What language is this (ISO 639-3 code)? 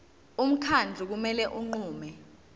zul